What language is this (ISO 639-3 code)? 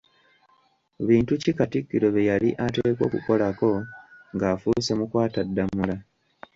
lug